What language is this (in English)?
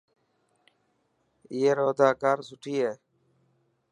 Dhatki